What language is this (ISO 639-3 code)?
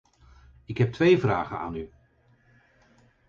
nld